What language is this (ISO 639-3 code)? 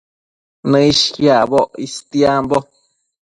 mcf